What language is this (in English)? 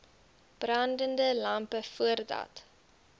Afrikaans